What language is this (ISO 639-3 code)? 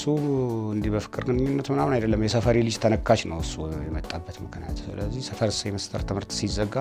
ara